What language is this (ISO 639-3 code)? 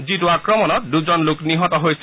asm